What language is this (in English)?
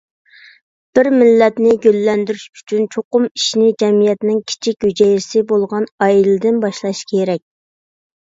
Uyghur